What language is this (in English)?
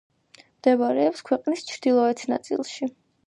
Georgian